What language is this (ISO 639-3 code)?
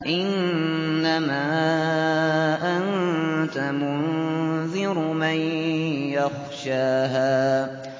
ara